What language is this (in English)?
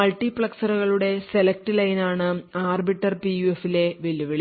Malayalam